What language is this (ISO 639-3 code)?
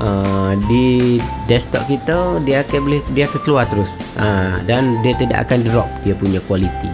msa